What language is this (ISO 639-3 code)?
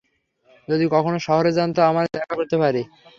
ben